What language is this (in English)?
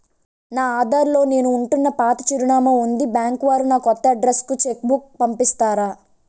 Telugu